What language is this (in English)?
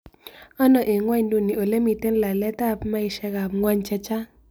Kalenjin